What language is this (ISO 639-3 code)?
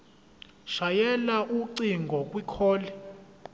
zul